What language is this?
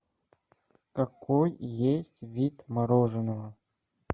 Russian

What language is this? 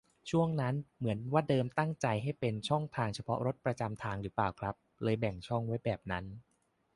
Thai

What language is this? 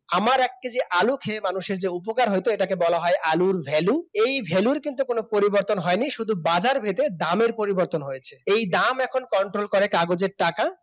Bangla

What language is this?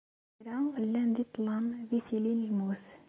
Kabyle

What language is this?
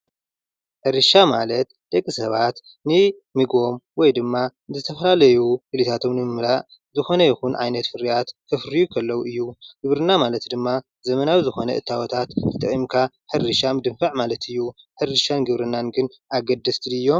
Tigrinya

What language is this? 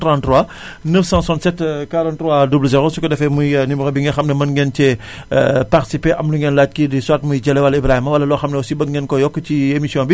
Wolof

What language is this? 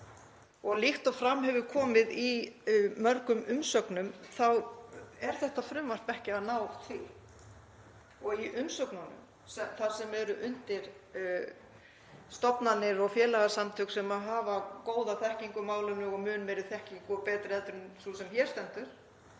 Icelandic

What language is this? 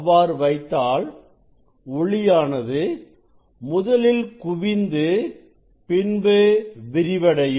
Tamil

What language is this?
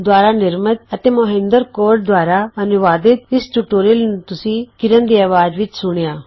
Punjabi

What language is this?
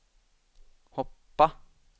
Swedish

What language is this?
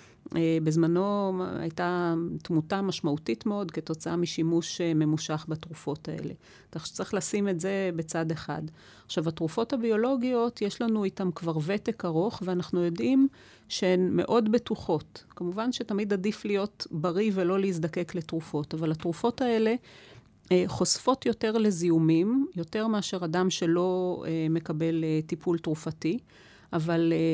Hebrew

